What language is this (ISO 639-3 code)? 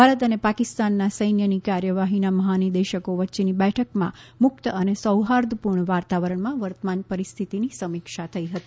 guj